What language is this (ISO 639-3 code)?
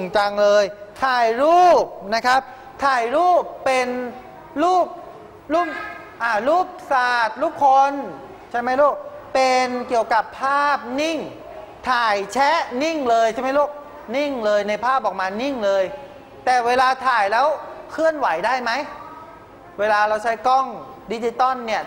tha